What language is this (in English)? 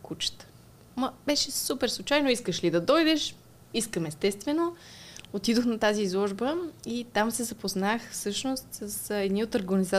Bulgarian